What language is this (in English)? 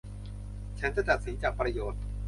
Thai